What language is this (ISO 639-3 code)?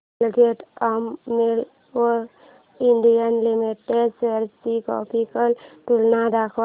mar